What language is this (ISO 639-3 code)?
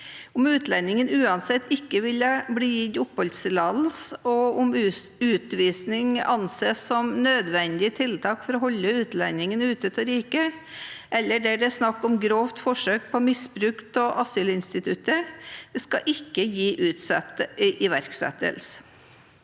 nor